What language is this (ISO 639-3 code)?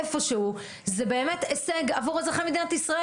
heb